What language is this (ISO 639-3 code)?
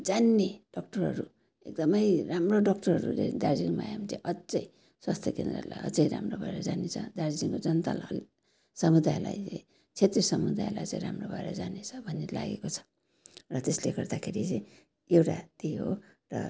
nep